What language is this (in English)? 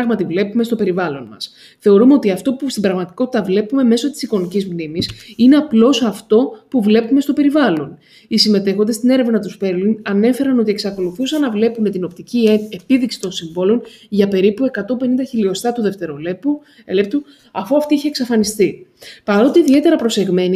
Greek